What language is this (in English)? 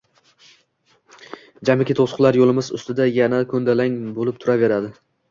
Uzbek